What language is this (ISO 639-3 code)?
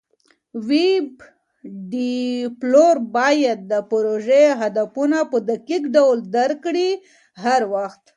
pus